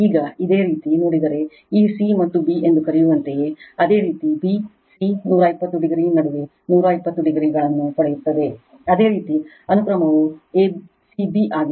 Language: Kannada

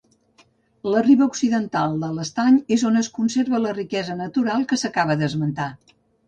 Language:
Catalan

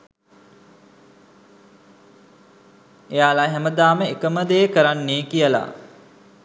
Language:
Sinhala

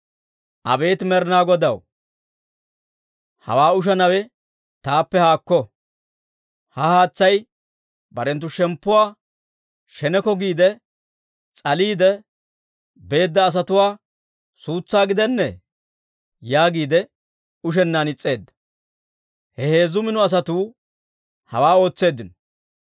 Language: Dawro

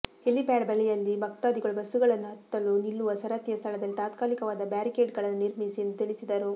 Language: Kannada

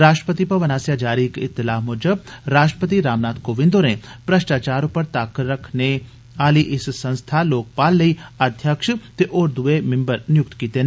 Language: Dogri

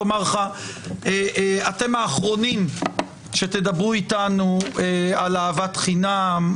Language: Hebrew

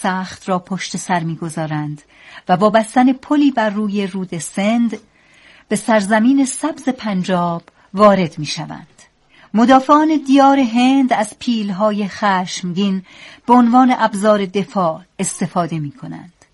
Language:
Persian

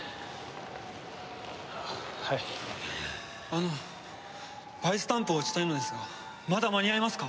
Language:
Japanese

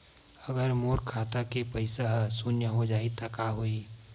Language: Chhattisgarhi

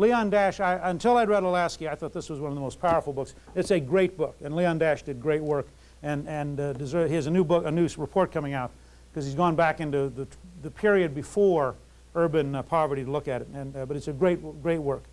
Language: English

